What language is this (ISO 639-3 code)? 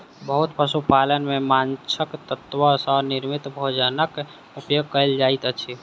mai